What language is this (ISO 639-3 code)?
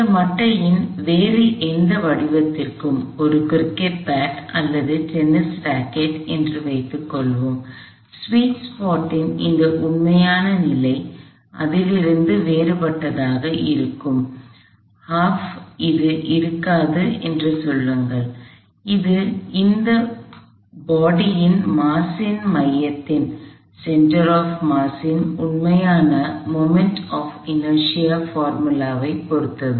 tam